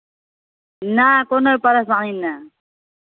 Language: Maithili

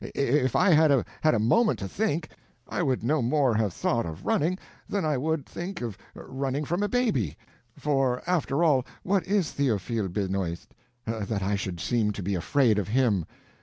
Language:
English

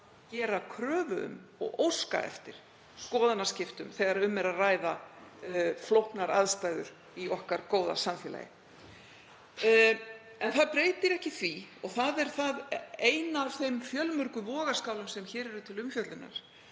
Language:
Icelandic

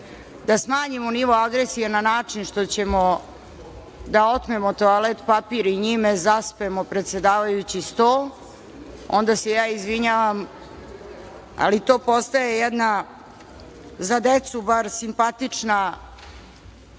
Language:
Serbian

